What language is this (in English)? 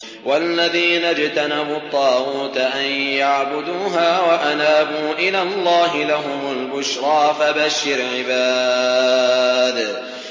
Arabic